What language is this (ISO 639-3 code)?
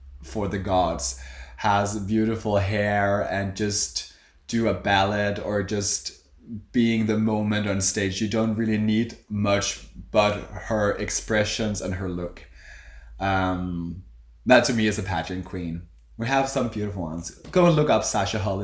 eng